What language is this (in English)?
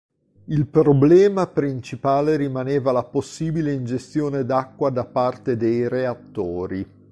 Italian